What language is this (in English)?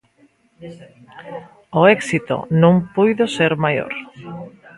Galician